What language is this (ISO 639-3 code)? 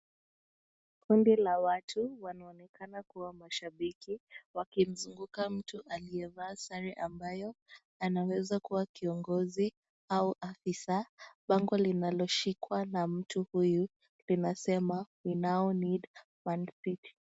swa